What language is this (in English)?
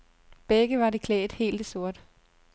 Danish